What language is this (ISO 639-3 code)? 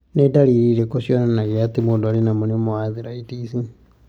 kik